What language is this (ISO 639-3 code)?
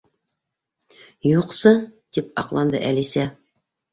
bak